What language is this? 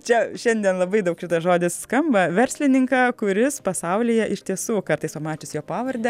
Lithuanian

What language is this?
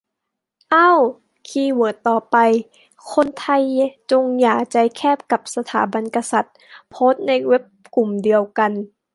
Thai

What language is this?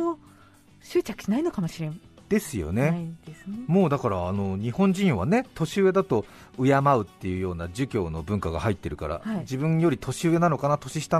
Japanese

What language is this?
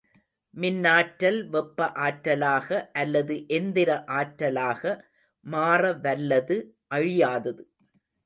Tamil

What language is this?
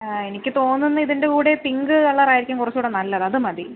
Malayalam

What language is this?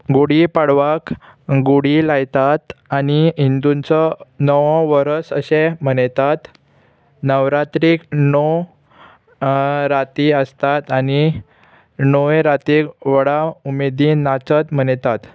Konkani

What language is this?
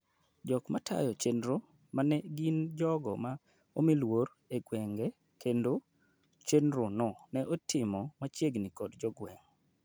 Luo (Kenya and Tanzania)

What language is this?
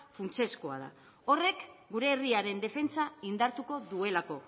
Basque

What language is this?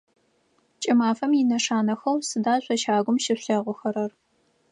Adyghe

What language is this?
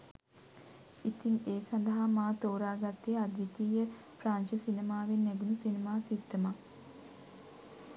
Sinhala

